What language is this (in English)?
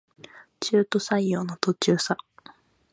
Japanese